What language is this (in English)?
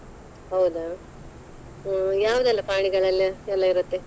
Kannada